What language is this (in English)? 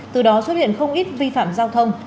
Vietnamese